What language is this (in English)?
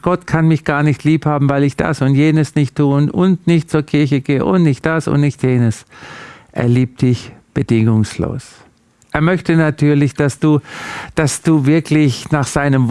German